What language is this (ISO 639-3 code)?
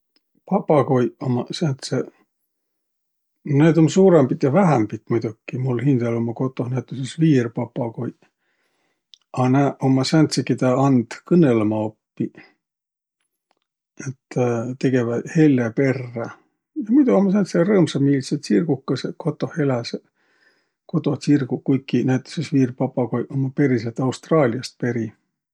vro